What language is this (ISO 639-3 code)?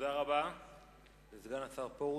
heb